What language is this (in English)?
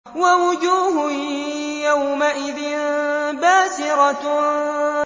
Arabic